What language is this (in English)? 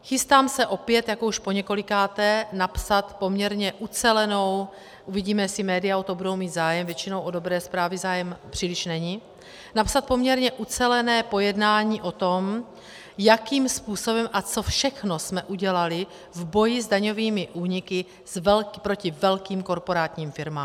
Czech